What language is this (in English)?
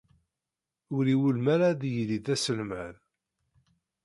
Kabyle